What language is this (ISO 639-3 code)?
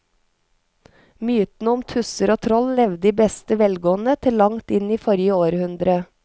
nor